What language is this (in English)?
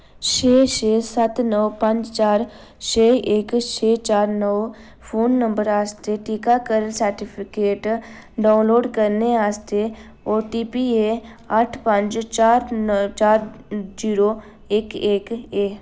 Dogri